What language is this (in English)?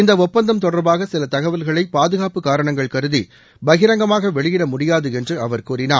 Tamil